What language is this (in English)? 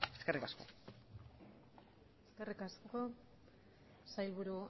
Basque